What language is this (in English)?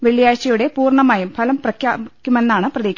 Malayalam